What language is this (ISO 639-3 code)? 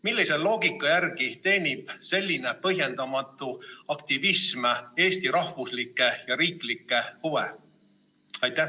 est